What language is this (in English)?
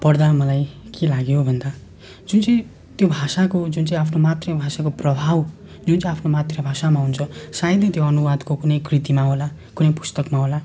Nepali